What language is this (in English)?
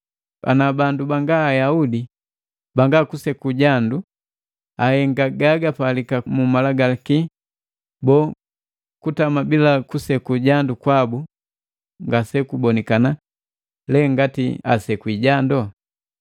Matengo